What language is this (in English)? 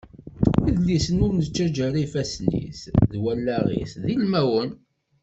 Kabyle